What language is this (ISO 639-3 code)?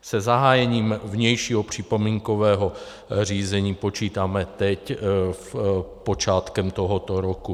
ces